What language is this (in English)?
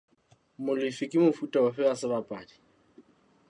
Southern Sotho